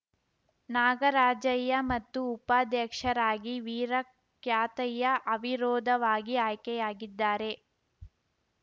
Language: Kannada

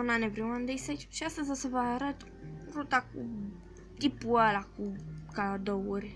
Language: Romanian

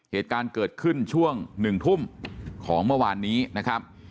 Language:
Thai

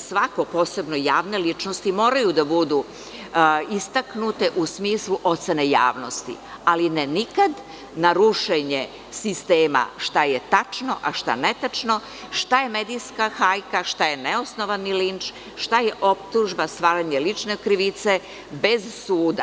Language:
Serbian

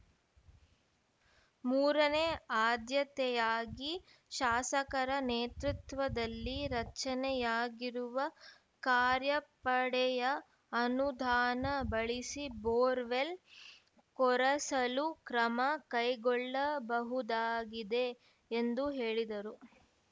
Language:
Kannada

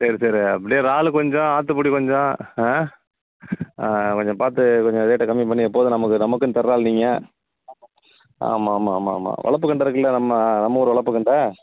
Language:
Tamil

